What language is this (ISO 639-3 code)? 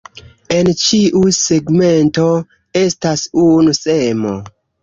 epo